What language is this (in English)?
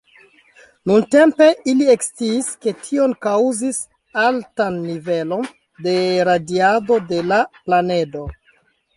Esperanto